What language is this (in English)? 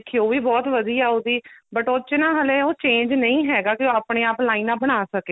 Punjabi